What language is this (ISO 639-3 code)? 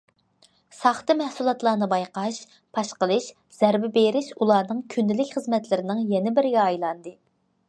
uig